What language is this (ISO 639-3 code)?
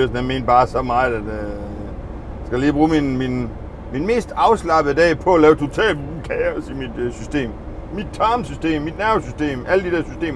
dan